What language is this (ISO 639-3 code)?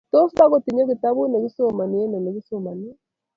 kln